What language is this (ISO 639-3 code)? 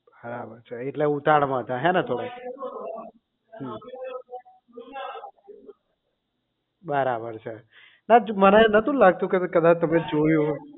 guj